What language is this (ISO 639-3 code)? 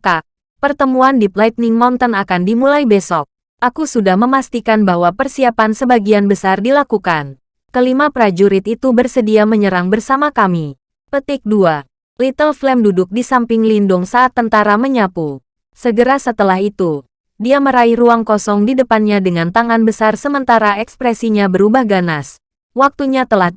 ind